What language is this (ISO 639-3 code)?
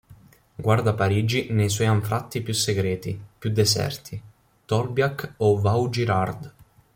ita